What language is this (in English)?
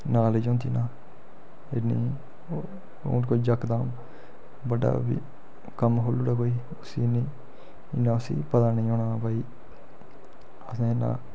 Dogri